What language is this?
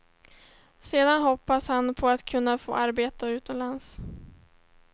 Swedish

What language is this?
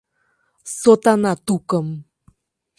Mari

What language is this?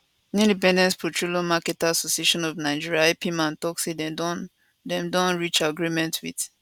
Nigerian Pidgin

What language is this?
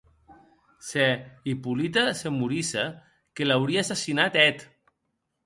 Occitan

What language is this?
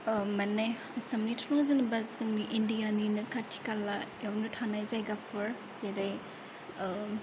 Bodo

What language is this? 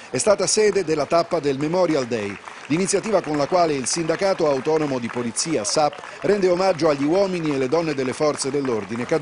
Italian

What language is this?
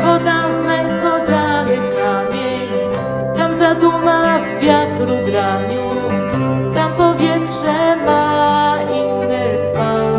Greek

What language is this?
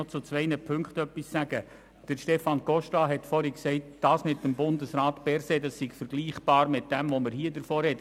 Swiss German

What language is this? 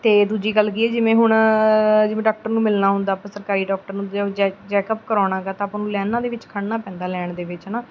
Punjabi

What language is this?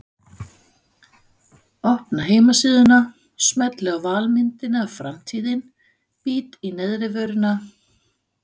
Icelandic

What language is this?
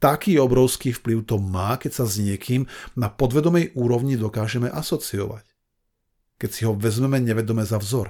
Slovak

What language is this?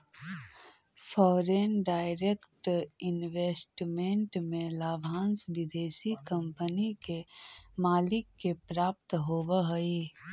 Magahi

